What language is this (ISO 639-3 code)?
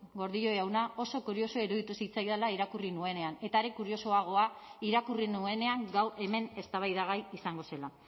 eus